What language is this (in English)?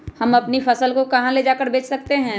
Magahi